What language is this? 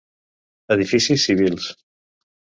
Catalan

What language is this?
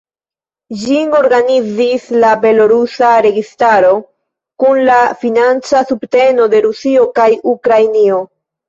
Esperanto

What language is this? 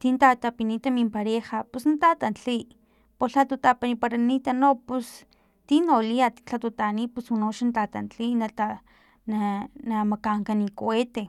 Filomena Mata-Coahuitlán Totonac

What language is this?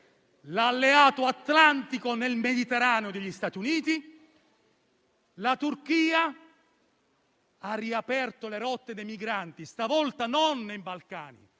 Italian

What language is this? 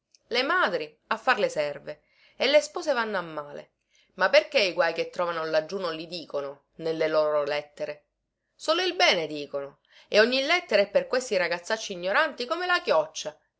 Italian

